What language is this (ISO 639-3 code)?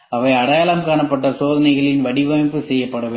tam